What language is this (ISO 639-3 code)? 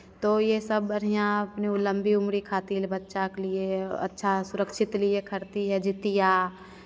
hin